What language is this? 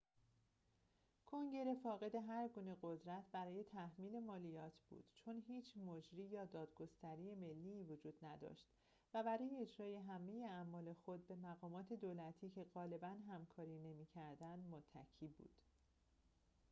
Persian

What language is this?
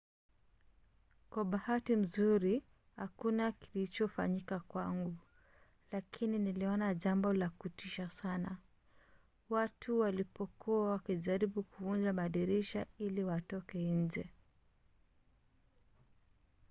Swahili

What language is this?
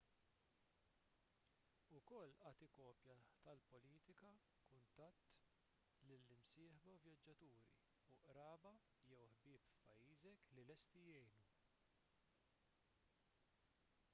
Maltese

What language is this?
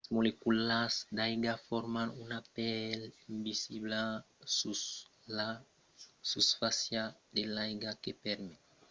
Occitan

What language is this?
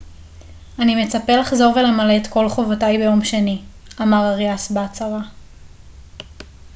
Hebrew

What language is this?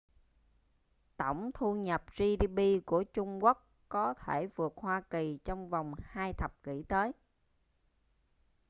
Vietnamese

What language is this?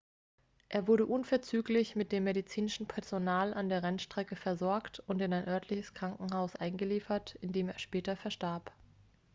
German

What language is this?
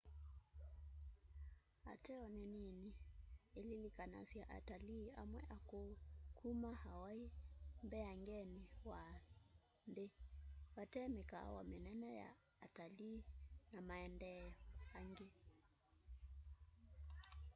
Kamba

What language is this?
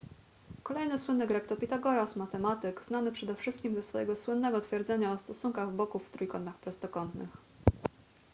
Polish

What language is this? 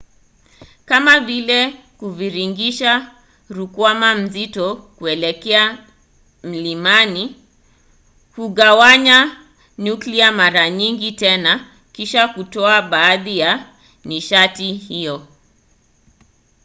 Swahili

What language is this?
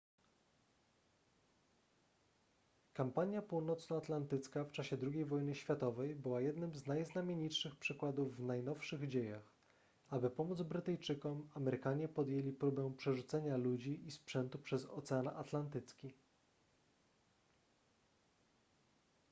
Polish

